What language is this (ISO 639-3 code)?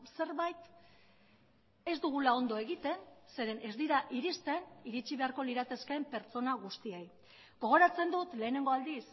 eus